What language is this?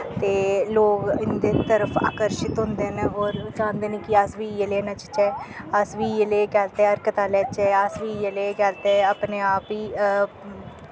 Dogri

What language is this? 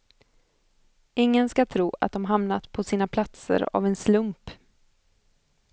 Swedish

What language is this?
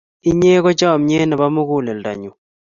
Kalenjin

